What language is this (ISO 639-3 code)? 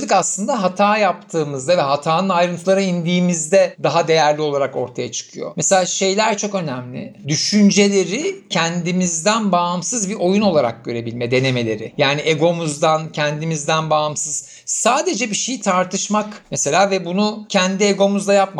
tur